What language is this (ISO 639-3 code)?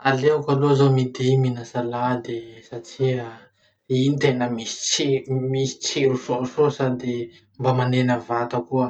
msh